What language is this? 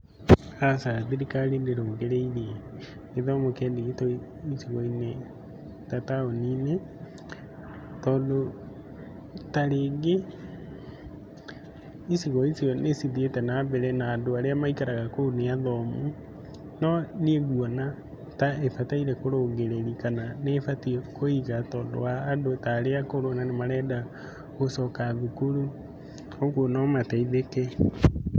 Kikuyu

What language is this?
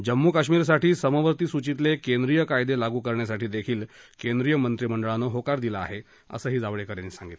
Marathi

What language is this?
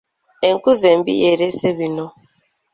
Ganda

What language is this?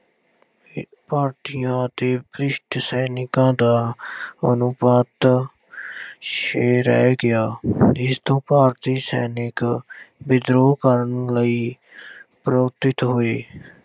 Punjabi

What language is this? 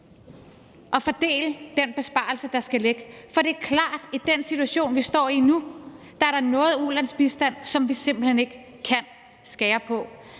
Danish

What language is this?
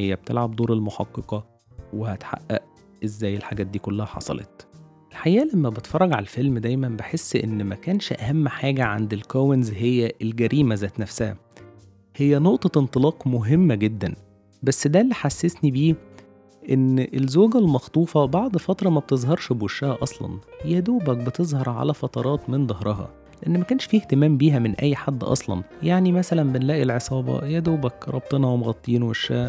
Arabic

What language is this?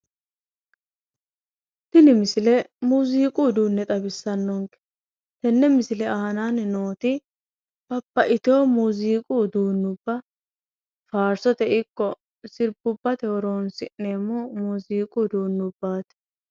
Sidamo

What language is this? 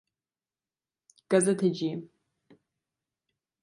Turkish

